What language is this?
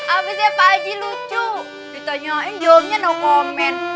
Indonesian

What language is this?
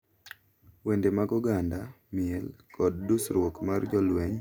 Luo (Kenya and Tanzania)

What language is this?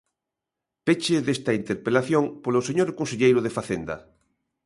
Galician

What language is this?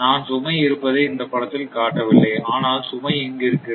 Tamil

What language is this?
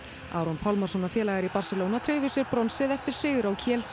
Icelandic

